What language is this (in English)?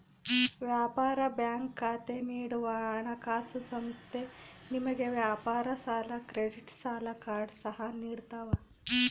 Kannada